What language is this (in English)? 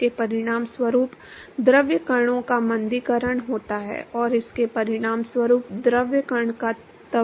Hindi